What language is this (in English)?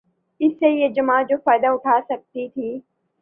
Urdu